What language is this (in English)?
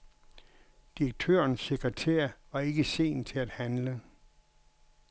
Danish